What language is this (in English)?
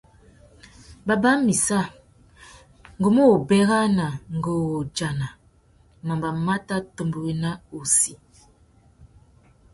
Tuki